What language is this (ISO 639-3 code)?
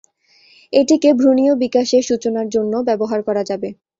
ben